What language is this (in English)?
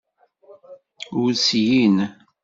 Kabyle